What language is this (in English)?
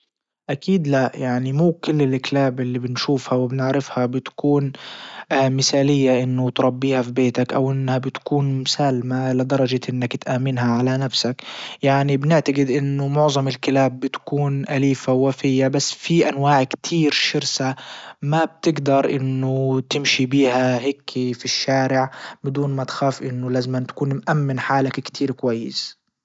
Libyan Arabic